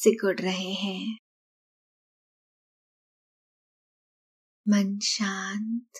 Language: Hindi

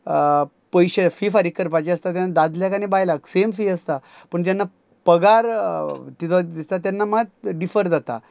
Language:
Konkani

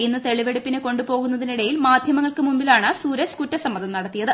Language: Malayalam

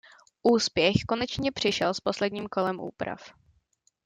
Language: Czech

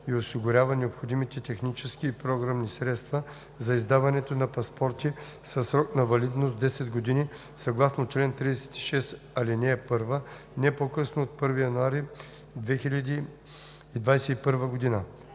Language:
Bulgarian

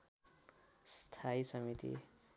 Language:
Nepali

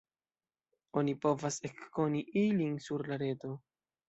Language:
Esperanto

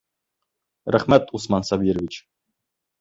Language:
Bashkir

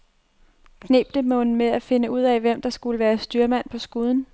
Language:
Danish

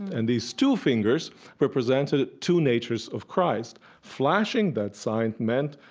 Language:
English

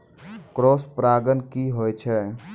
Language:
Maithili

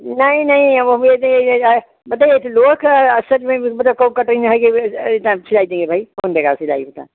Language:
Hindi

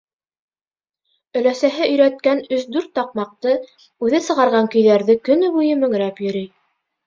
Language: Bashkir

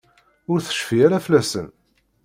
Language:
Kabyle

